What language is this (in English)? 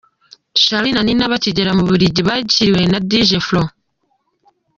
Kinyarwanda